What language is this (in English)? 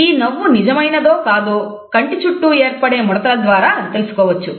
Telugu